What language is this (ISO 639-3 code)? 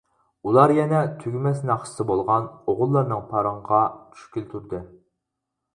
uig